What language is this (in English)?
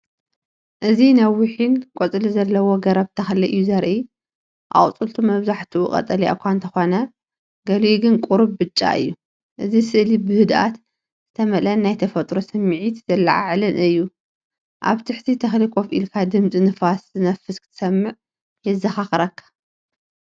Tigrinya